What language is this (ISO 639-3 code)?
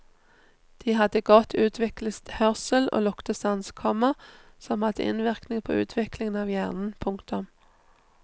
nor